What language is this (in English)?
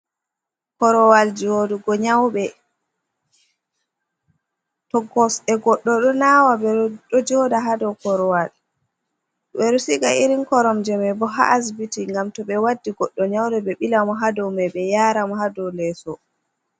Fula